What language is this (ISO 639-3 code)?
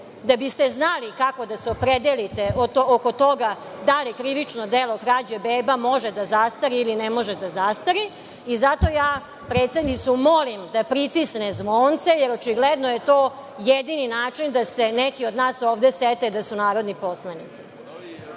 srp